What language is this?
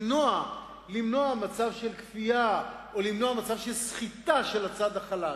Hebrew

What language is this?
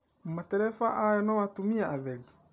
Kikuyu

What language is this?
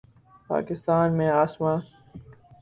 Urdu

